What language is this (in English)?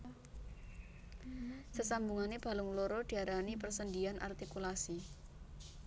Javanese